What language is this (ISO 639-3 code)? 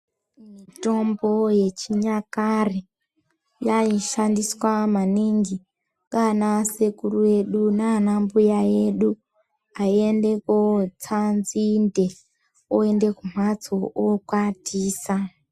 ndc